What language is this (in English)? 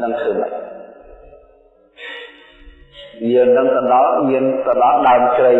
Vietnamese